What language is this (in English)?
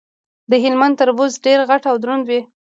Pashto